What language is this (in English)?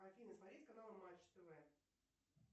Russian